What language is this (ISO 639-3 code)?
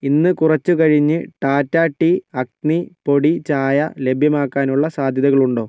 mal